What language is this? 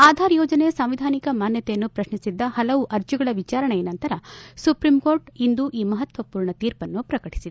Kannada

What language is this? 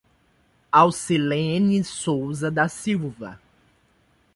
Portuguese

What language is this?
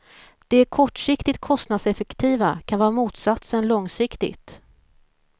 Swedish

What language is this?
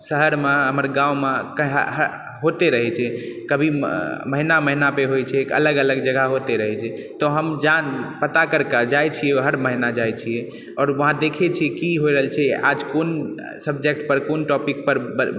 Maithili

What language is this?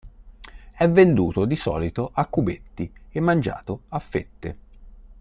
Italian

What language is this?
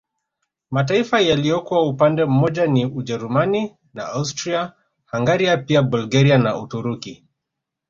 Swahili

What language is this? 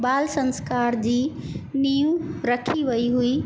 Sindhi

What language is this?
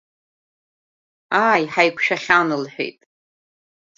Abkhazian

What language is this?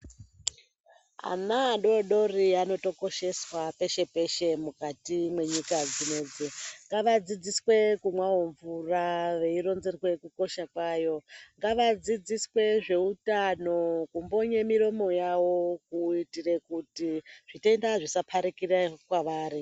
Ndau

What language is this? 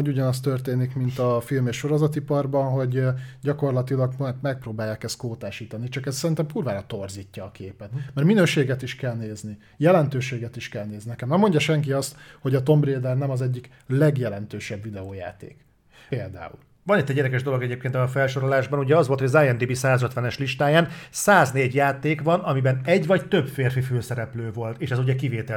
Hungarian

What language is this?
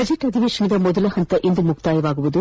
Kannada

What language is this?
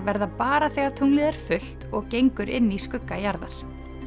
Icelandic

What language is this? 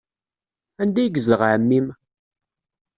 Kabyle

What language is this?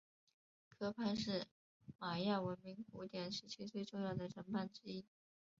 Chinese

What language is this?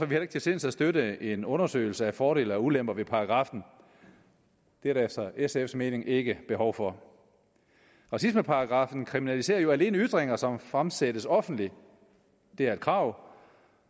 Danish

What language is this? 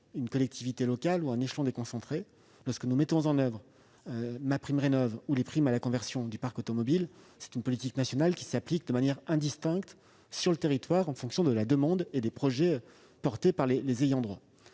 French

